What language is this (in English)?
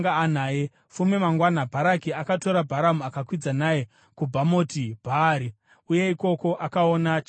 Shona